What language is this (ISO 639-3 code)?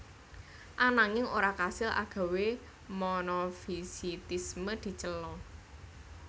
jav